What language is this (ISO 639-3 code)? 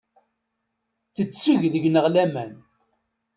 kab